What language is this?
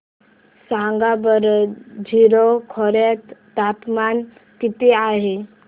Marathi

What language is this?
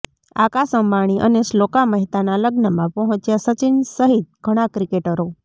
Gujarati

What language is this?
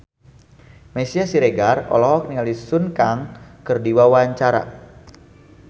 Sundanese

